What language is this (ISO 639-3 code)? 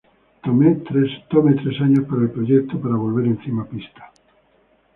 spa